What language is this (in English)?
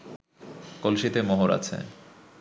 Bangla